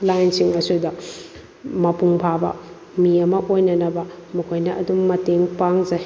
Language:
Manipuri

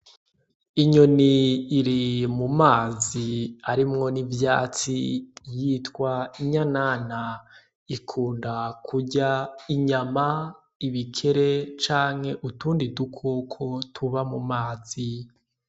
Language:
Rundi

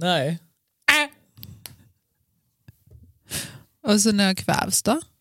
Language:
Swedish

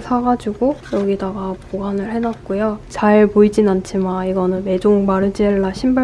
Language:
Korean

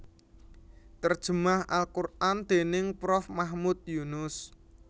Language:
Javanese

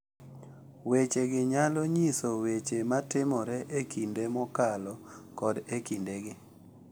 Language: Luo (Kenya and Tanzania)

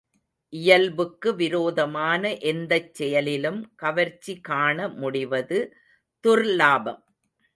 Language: Tamil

